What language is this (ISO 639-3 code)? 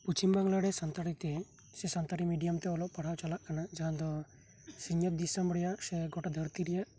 sat